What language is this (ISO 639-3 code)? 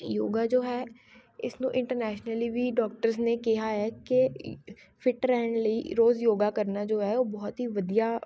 pan